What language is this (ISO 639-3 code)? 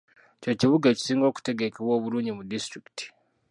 lug